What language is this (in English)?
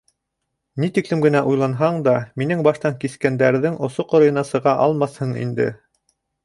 Bashkir